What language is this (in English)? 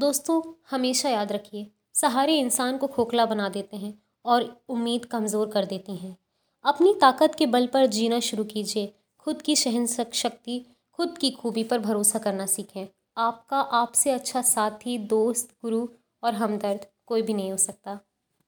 Hindi